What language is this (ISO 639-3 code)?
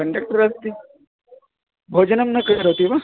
san